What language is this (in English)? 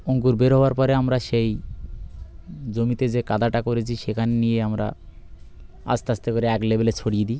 Bangla